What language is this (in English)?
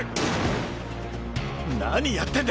Japanese